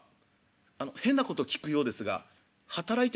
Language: Japanese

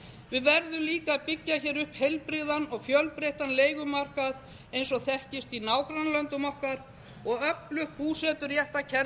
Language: Icelandic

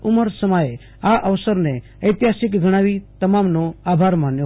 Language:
Gujarati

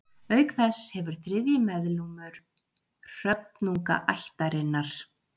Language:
Icelandic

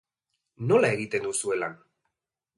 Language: Basque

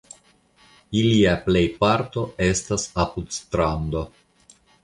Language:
Esperanto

